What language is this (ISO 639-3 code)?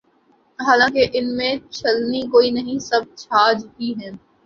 urd